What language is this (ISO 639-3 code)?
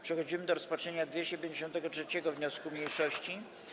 pol